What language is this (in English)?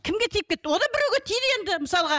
Kazakh